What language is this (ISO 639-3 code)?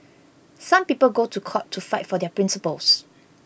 eng